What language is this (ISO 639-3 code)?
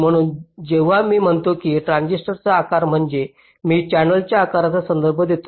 mar